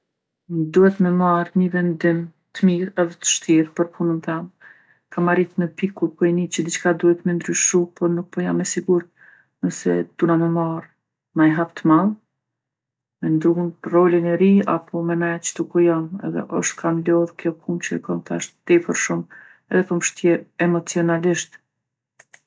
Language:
Gheg Albanian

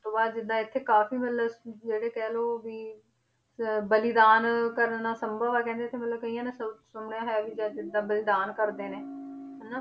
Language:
Punjabi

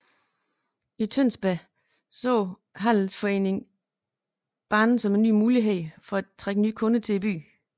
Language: Danish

